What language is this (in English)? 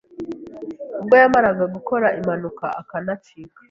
Kinyarwanda